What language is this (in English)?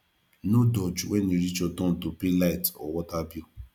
Nigerian Pidgin